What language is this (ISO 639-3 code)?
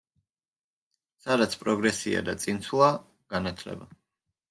kat